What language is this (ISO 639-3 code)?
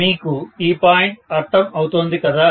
tel